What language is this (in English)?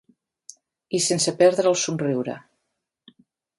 Catalan